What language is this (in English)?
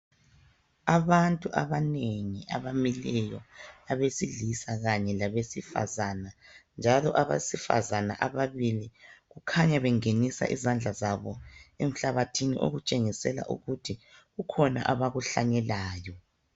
North Ndebele